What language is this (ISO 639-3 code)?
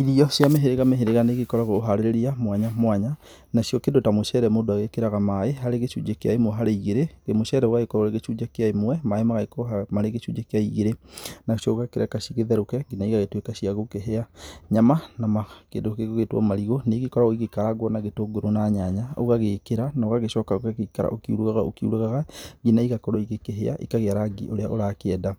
kik